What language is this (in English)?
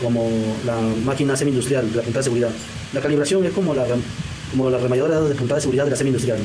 Spanish